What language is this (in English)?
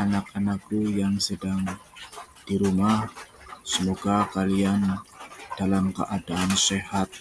Indonesian